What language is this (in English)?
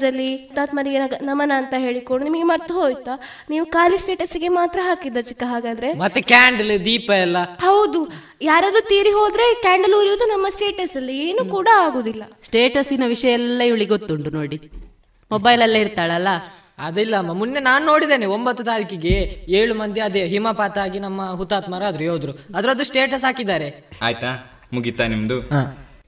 Kannada